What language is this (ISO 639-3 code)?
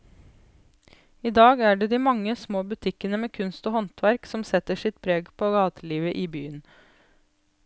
nor